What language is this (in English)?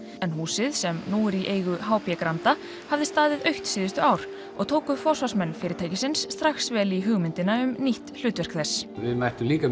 Icelandic